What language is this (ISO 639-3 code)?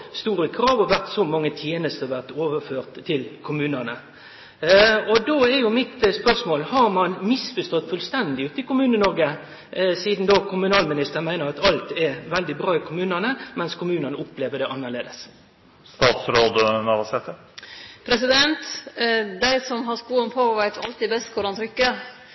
nno